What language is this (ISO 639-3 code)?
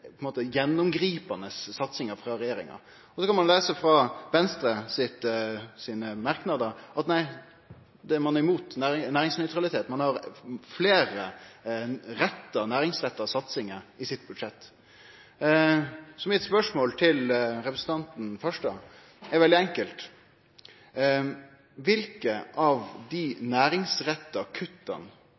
nno